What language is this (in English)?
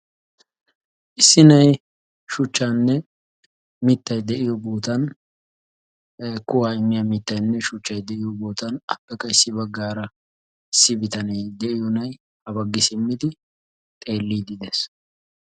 Wolaytta